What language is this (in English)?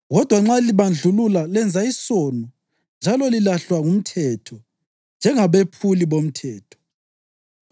North Ndebele